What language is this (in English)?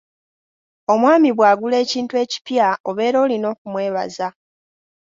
Ganda